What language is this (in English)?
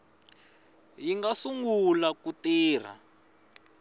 Tsonga